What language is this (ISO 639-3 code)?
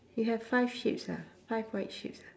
eng